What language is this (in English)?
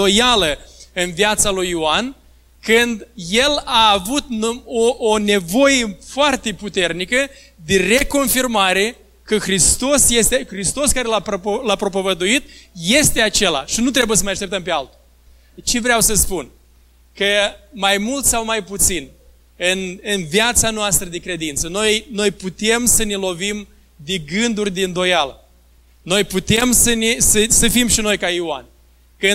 Romanian